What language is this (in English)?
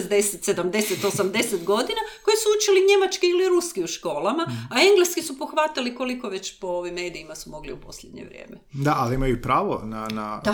Croatian